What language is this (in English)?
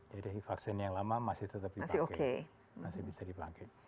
Indonesian